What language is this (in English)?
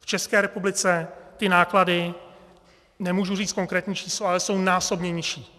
Czech